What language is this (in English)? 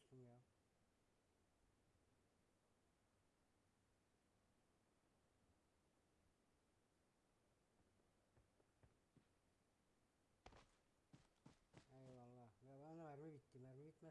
Turkish